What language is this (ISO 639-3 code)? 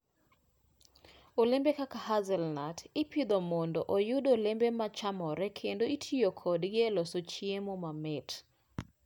luo